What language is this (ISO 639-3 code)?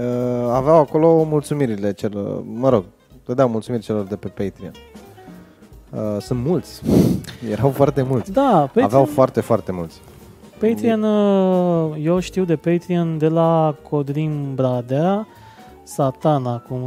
ron